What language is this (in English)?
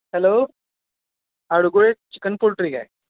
Marathi